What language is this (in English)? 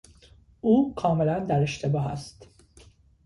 Persian